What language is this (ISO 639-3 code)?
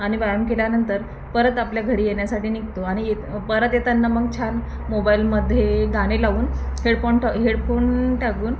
mar